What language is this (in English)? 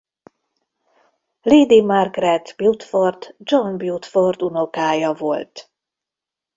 Hungarian